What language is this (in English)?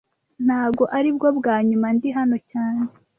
Kinyarwanda